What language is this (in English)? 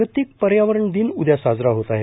Marathi